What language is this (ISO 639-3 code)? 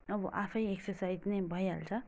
nep